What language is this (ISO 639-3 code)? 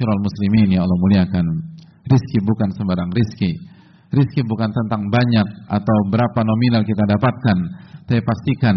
ind